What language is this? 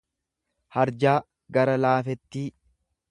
Oromo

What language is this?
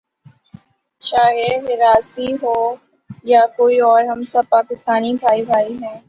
Urdu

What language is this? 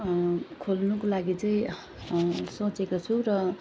Nepali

